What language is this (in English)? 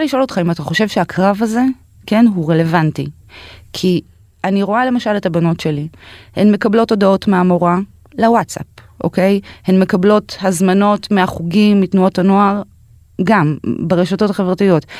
Hebrew